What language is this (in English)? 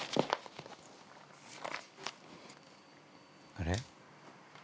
Japanese